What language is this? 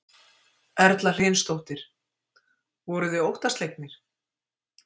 Icelandic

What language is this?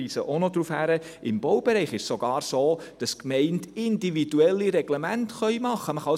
Swiss German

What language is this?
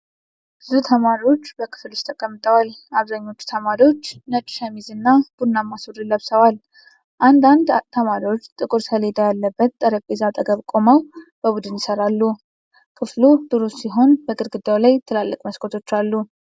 Amharic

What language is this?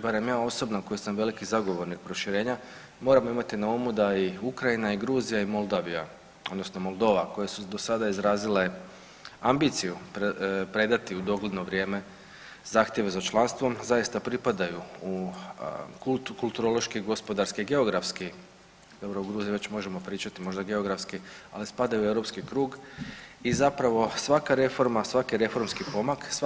Croatian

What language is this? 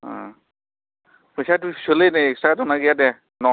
Bodo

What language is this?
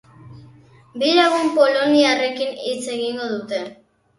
Basque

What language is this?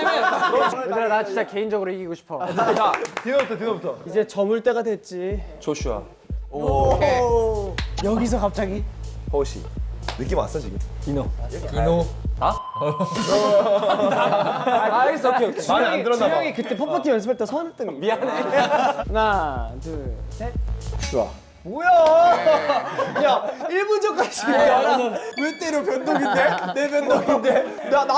Korean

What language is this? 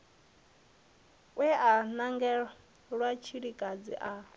Venda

